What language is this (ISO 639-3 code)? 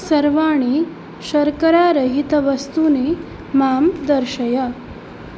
san